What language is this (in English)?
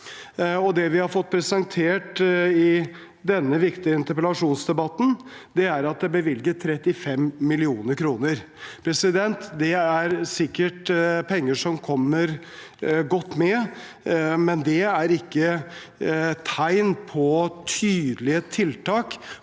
Norwegian